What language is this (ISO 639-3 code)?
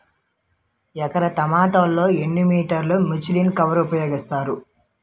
tel